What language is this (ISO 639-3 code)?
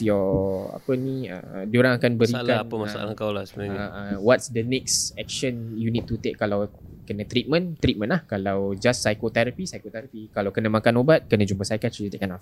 msa